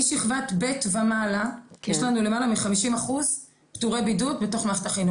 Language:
Hebrew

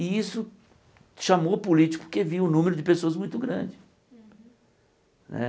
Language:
Portuguese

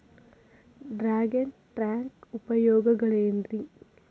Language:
Kannada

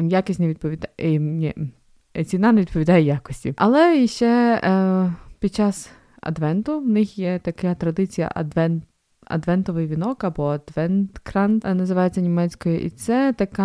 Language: Ukrainian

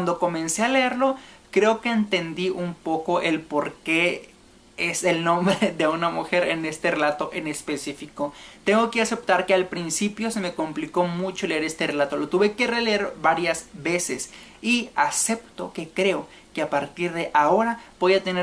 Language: Spanish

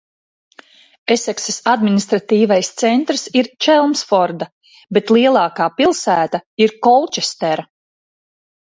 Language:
Latvian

